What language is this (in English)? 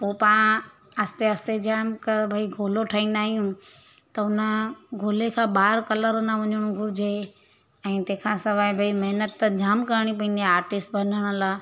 Sindhi